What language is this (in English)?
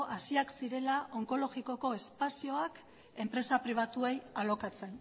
Basque